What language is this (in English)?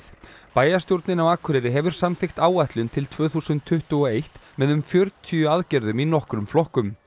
Icelandic